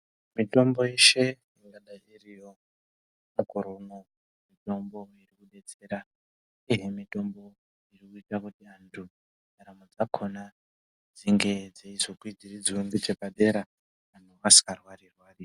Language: Ndau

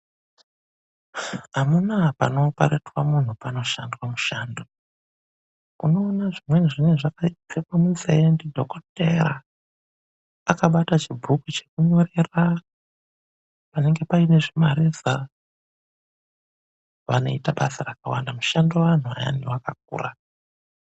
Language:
Ndau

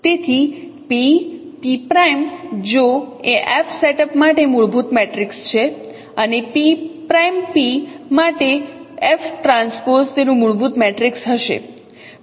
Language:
Gujarati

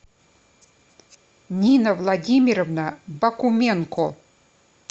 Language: Russian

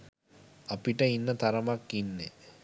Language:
Sinhala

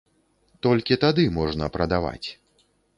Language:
Belarusian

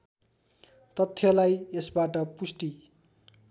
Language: Nepali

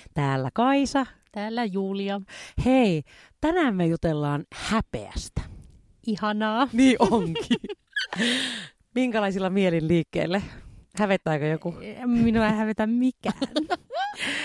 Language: Finnish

